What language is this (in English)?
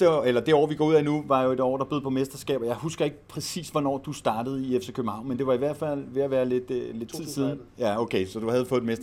Danish